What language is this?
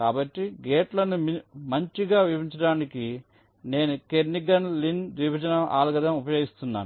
Telugu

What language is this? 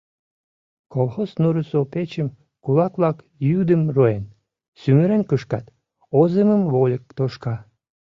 Mari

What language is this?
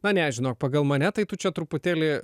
Lithuanian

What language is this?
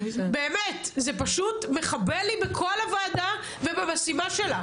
Hebrew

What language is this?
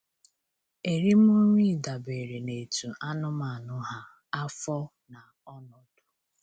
Igbo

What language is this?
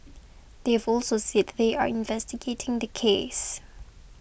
English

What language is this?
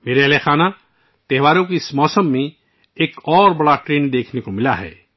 Urdu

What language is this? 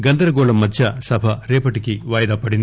Telugu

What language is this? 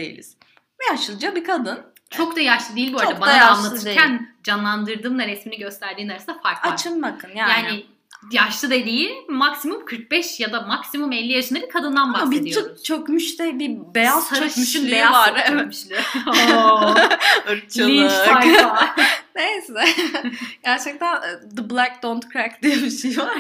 Turkish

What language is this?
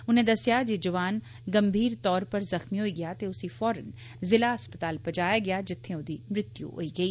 Dogri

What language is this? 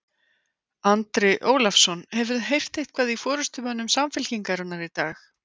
Icelandic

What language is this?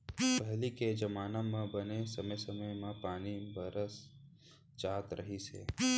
Chhattisgarhi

